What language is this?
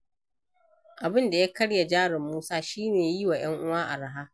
Hausa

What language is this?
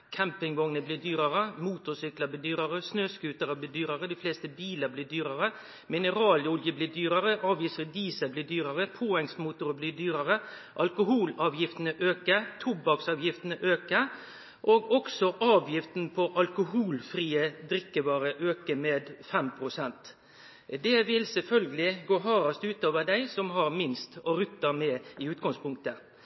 Norwegian Nynorsk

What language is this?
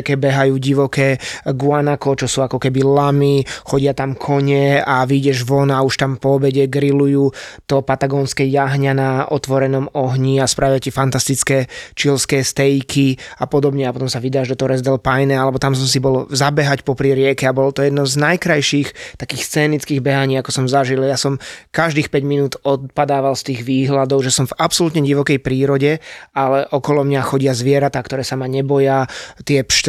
Slovak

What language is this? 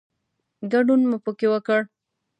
Pashto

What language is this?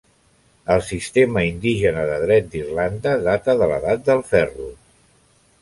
Catalan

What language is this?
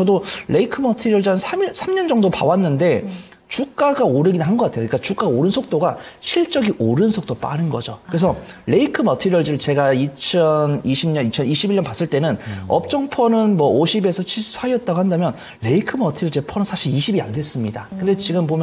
Korean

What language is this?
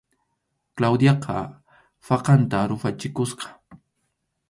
Arequipa-La Unión Quechua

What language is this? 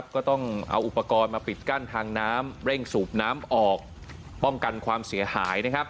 Thai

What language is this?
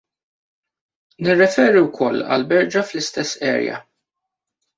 Maltese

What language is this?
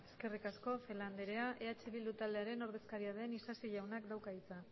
Basque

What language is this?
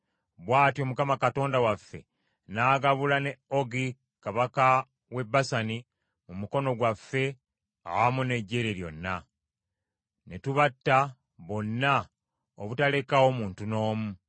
Ganda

